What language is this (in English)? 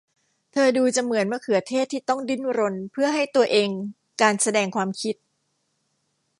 Thai